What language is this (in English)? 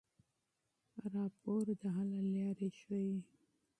Pashto